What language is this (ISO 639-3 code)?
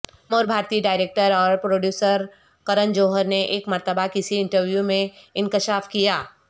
urd